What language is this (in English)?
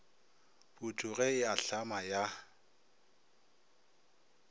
Northern Sotho